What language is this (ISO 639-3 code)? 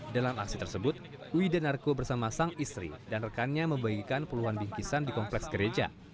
ind